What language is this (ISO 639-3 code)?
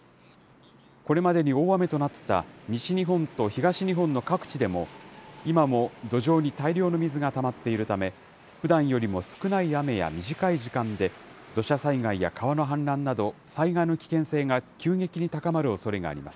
jpn